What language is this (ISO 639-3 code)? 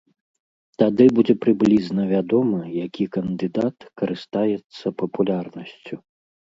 bel